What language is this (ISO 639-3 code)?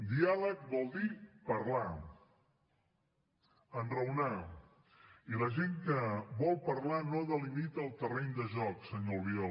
cat